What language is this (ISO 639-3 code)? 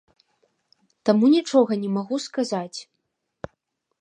bel